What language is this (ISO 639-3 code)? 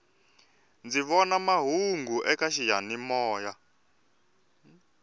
tso